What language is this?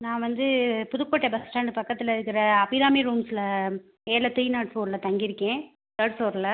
Tamil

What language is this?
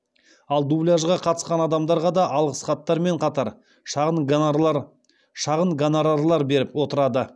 Kazakh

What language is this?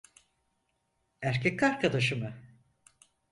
Turkish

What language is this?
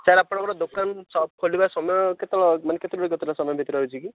Odia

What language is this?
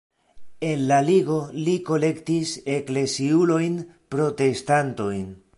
Esperanto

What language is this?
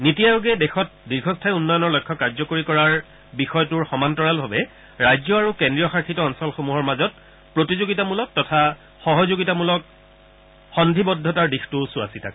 Assamese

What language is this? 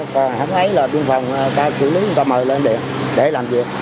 Vietnamese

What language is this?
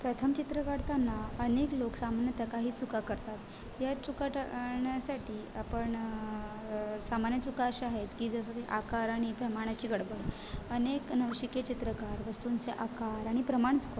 Marathi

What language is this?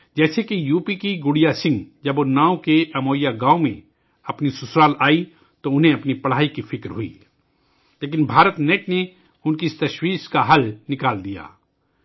Urdu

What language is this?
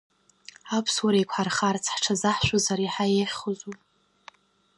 Abkhazian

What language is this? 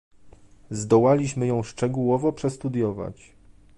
Polish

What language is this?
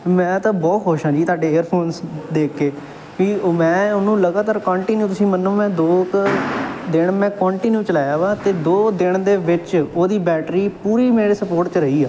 Punjabi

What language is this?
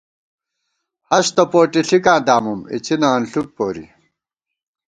Gawar-Bati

